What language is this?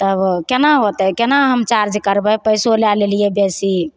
Maithili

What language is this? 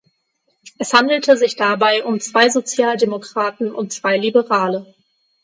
German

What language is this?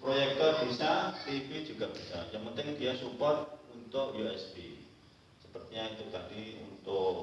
Indonesian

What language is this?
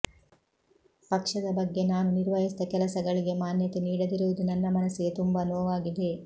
Kannada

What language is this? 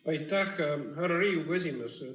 Estonian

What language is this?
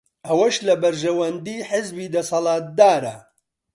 Central Kurdish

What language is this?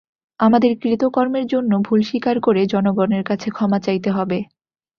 Bangla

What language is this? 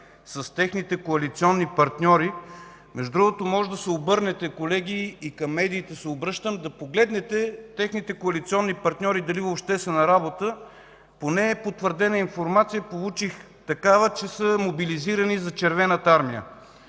Bulgarian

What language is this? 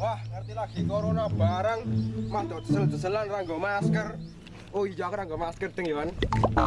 Indonesian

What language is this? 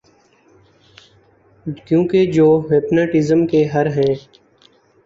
Urdu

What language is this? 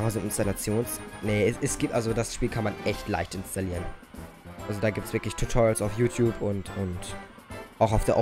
German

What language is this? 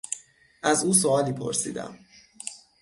Persian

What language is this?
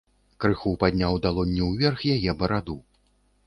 Belarusian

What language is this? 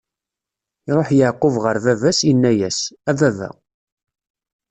Kabyle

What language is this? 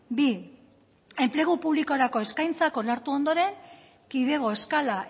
Basque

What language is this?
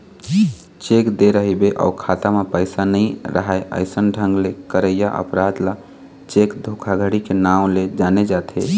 Chhattisgarhi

